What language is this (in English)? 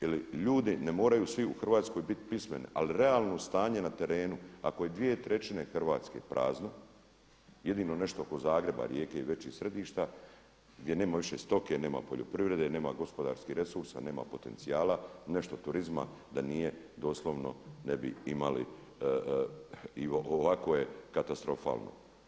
Croatian